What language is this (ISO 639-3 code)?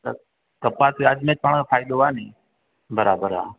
snd